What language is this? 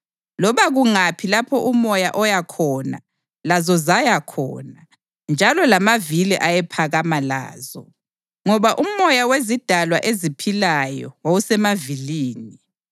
North Ndebele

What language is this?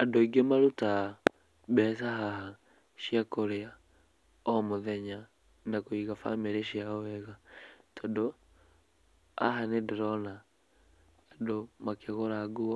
Kikuyu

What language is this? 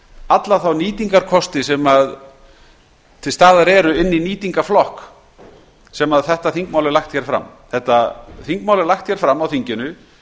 Icelandic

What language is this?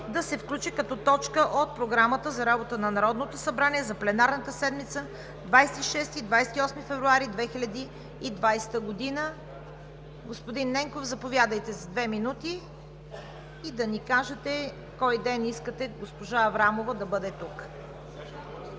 Bulgarian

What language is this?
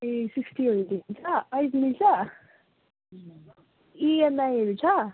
Nepali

